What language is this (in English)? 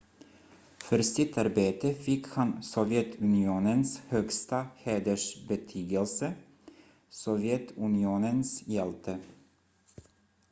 Swedish